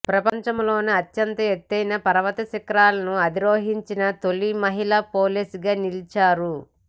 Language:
Telugu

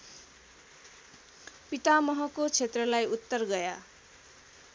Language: Nepali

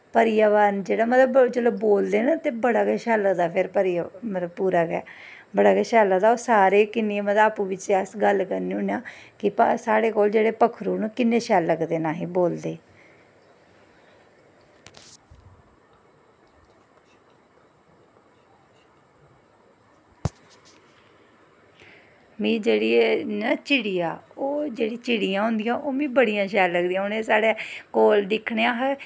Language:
Dogri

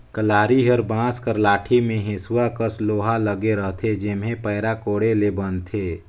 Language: Chhattisgarhi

